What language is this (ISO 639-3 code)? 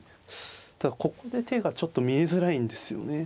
jpn